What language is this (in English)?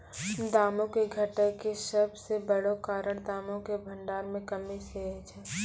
Maithili